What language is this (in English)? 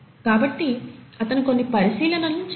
Telugu